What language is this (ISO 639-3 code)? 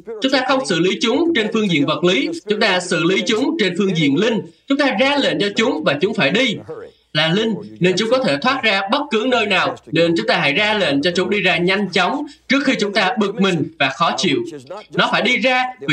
vie